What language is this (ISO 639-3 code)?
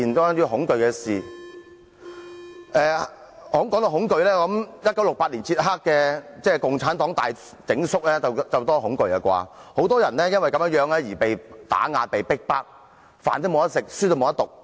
yue